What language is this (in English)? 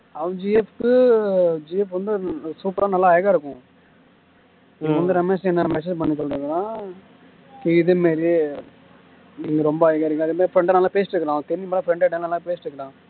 Tamil